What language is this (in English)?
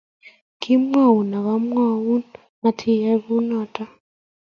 Kalenjin